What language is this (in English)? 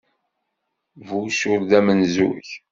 Kabyle